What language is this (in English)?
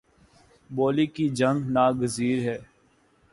Urdu